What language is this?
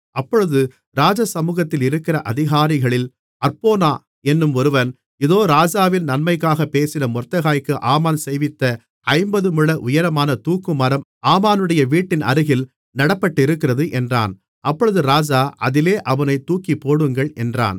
Tamil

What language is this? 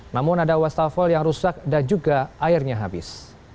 Indonesian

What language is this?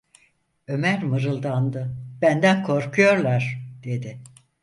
Turkish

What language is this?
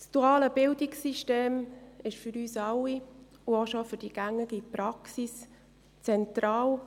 Swiss German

